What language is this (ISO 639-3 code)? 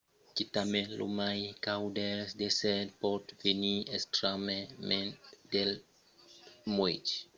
oci